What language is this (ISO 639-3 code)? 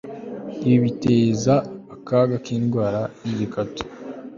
kin